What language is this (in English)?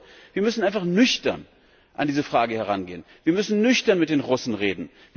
German